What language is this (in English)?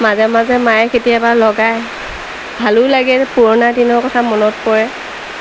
Assamese